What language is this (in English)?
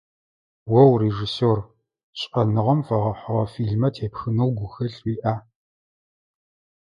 Adyghe